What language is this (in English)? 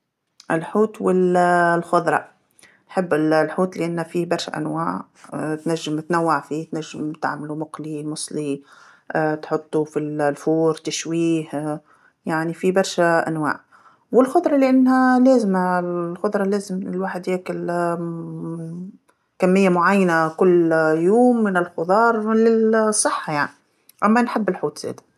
Tunisian Arabic